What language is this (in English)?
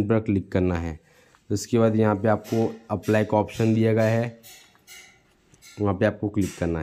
Hindi